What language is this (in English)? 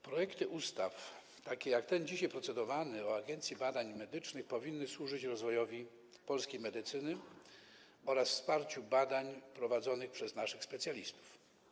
Polish